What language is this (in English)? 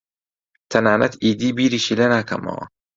Central Kurdish